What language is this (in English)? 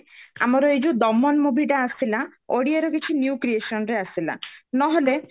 Odia